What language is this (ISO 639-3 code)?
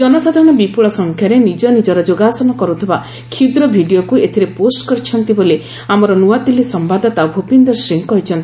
ori